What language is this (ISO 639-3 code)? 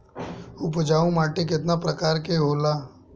bho